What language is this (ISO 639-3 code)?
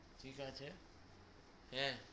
ben